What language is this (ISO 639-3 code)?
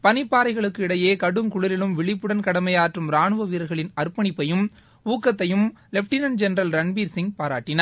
tam